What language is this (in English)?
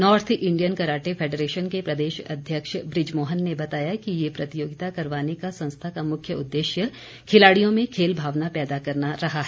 Hindi